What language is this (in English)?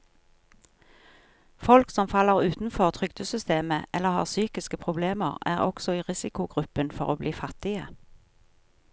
Norwegian